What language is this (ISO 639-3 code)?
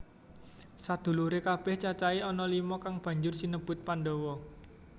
jav